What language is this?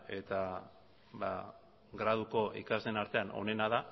Basque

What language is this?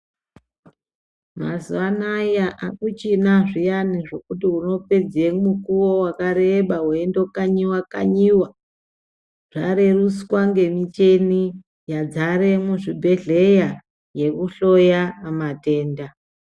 Ndau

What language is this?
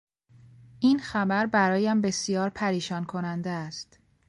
Persian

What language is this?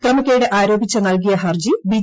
Malayalam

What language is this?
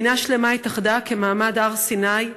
Hebrew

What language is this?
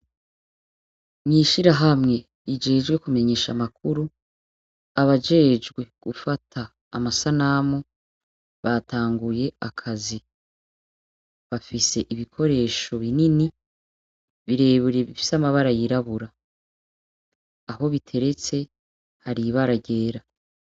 Rundi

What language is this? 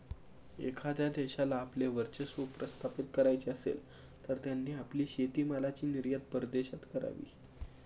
Marathi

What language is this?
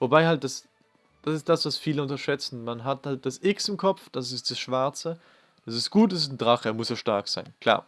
German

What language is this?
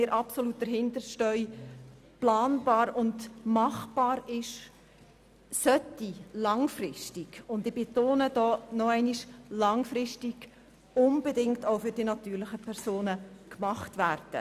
Swiss German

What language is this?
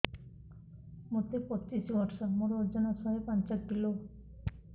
Odia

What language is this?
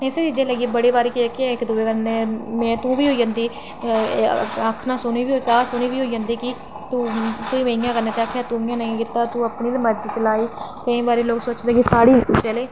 Dogri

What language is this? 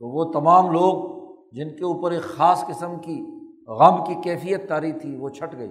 Urdu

